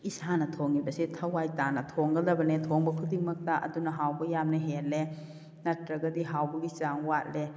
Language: Manipuri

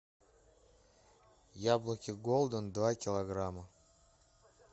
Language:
Russian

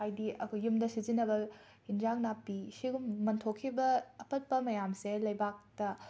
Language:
Manipuri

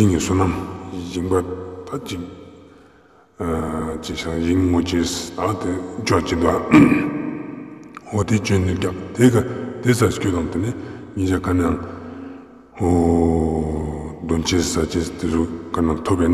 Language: Romanian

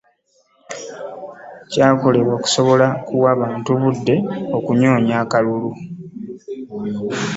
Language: Ganda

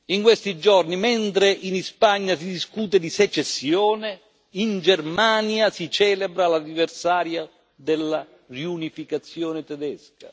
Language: Italian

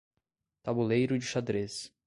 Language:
Portuguese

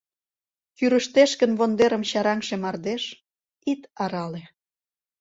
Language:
Mari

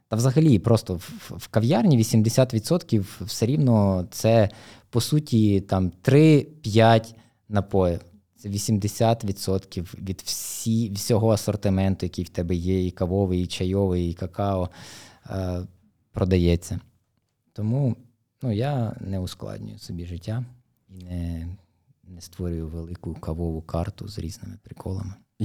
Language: Ukrainian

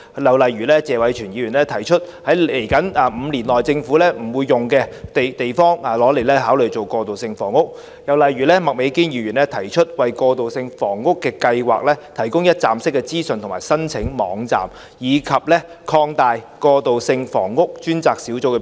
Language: Cantonese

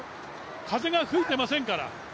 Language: Japanese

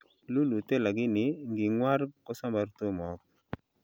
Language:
Kalenjin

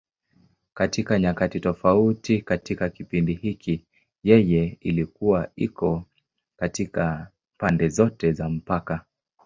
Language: Swahili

